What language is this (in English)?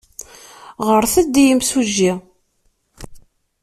Kabyle